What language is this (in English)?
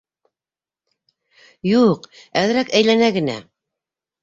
Bashkir